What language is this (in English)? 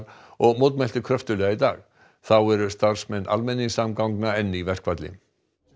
Icelandic